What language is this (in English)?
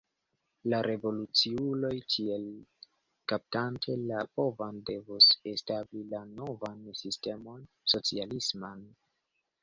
Esperanto